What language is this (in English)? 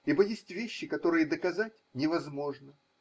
Russian